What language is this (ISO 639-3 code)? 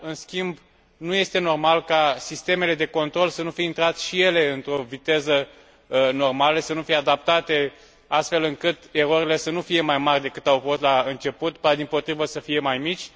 ron